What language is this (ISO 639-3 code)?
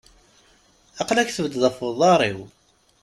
kab